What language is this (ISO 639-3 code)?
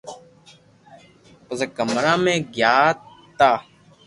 lrk